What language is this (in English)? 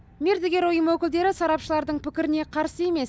Kazakh